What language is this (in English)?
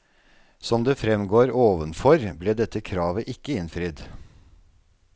Norwegian